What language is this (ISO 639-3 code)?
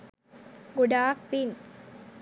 sin